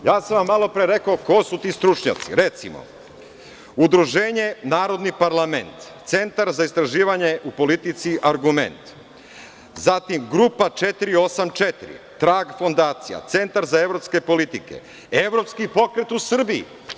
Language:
Serbian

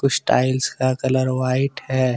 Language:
Hindi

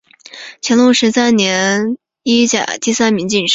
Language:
Chinese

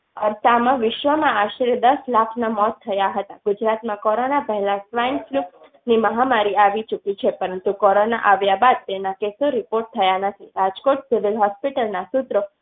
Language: Gujarati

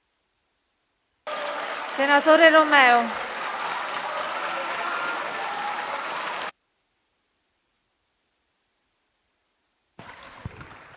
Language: Italian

